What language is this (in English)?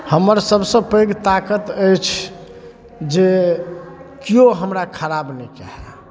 Maithili